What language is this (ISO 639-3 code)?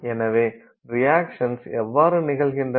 tam